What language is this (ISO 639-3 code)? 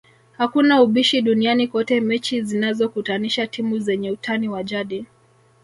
swa